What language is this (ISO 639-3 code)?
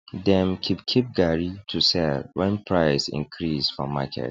pcm